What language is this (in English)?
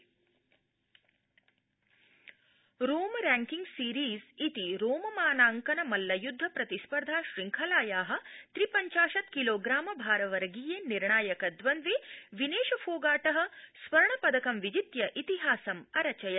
Sanskrit